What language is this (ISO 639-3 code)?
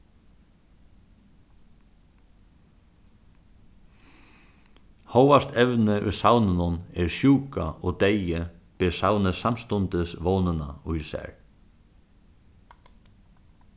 fao